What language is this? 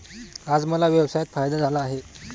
Marathi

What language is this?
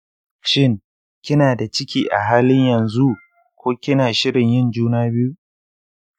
Hausa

